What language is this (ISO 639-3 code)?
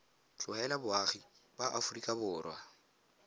tsn